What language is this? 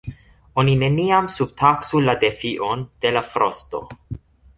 Esperanto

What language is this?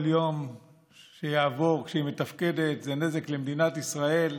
Hebrew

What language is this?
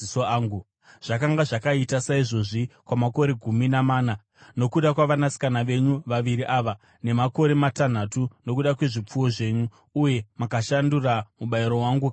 Shona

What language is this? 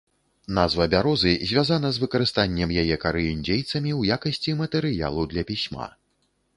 Belarusian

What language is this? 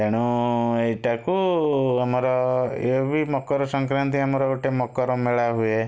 Odia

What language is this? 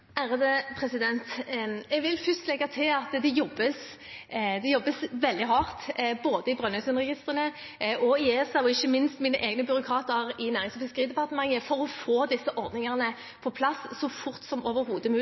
Norwegian Bokmål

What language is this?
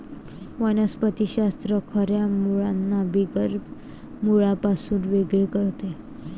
Marathi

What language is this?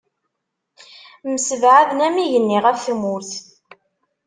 Kabyle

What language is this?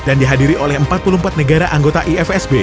Indonesian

